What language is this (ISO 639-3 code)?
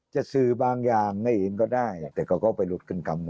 tha